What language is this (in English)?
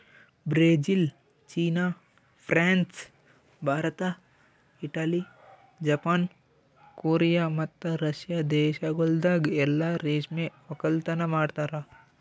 Kannada